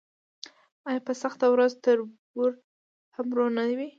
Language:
Pashto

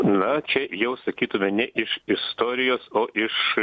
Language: Lithuanian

